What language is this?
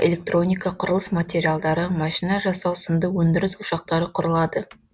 Kazakh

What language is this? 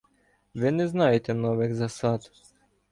Ukrainian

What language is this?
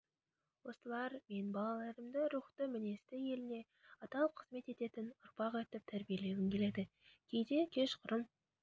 Kazakh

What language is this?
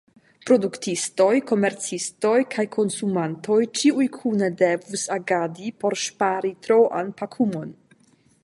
Esperanto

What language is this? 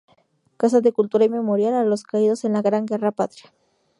Spanish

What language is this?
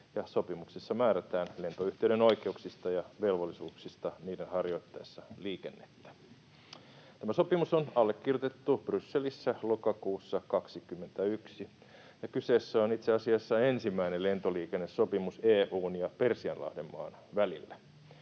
Finnish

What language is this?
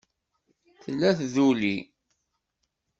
Kabyle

